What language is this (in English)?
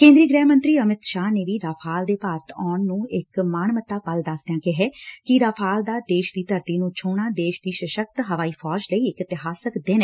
Punjabi